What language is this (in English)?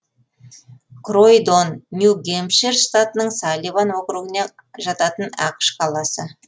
Kazakh